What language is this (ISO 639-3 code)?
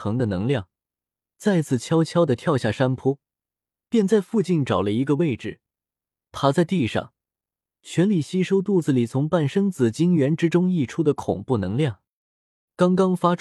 zho